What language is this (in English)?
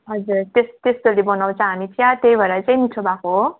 Nepali